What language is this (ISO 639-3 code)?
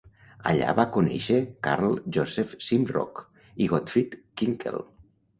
cat